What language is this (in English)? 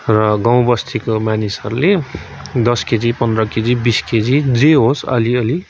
Nepali